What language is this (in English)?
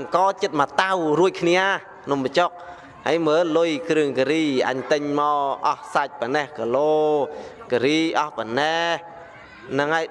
Vietnamese